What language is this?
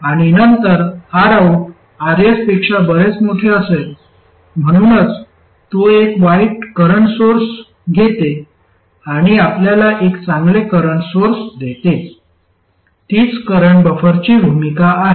Marathi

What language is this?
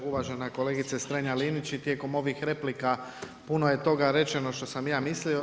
Croatian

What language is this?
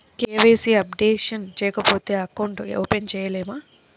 Telugu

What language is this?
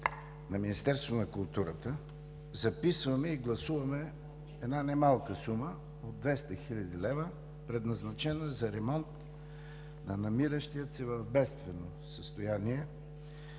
Bulgarian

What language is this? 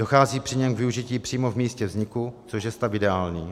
Czech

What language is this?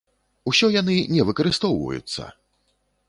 Belarusian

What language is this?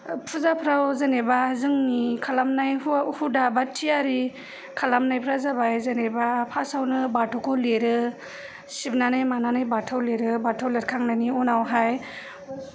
Bodo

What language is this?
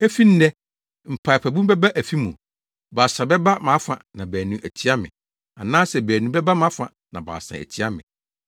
Akan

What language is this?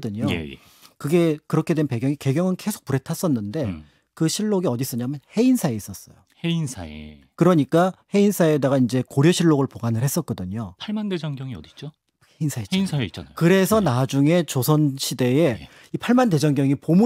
Korean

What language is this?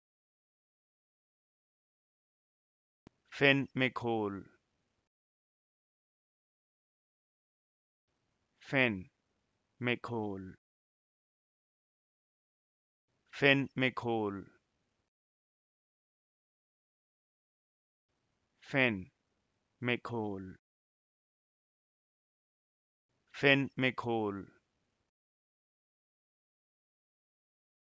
Norwegian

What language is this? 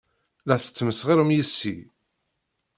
Kabyle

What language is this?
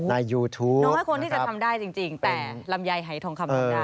Thai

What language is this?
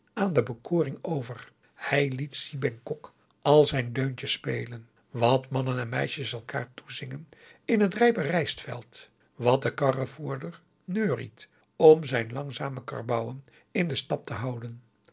Dutch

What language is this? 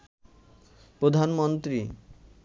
Bangla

